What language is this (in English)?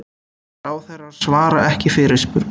Icelandic